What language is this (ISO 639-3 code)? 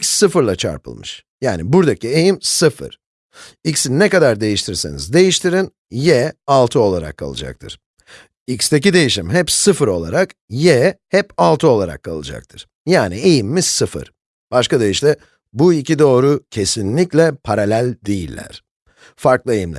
tur